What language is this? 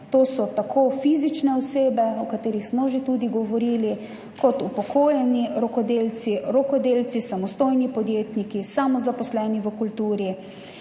Slovenian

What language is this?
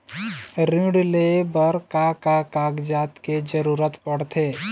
Chhattisgarhi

